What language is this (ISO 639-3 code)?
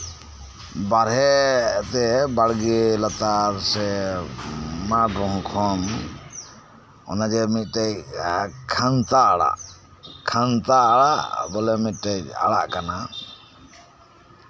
sat